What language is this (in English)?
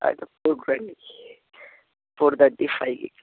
Telugu